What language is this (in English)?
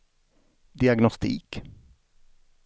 Swedish